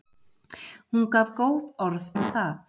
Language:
Icelandic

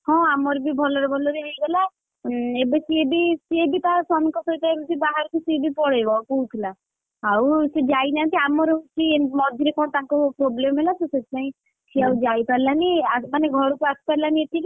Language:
Odia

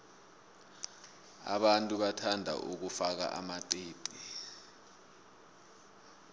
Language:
South Ndebele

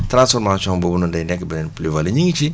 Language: Wolof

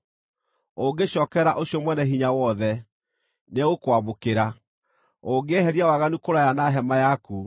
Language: Kikuyu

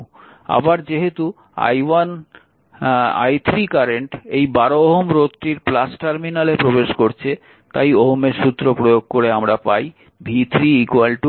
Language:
Bangla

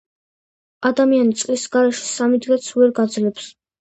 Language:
Georgian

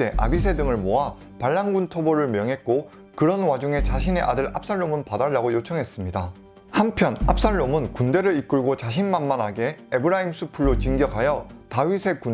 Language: Korean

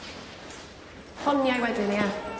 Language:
Welsh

